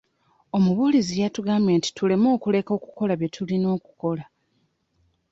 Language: Ganda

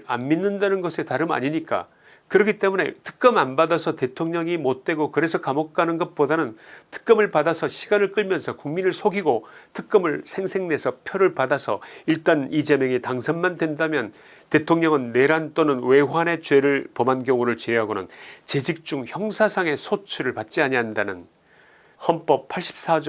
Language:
Korean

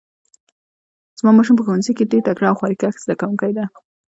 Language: Pashto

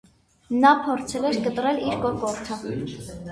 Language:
Armenian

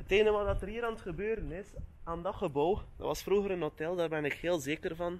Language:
Dutch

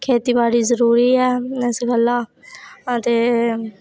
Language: Dogri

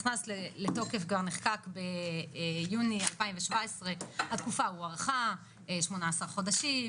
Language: Hebrew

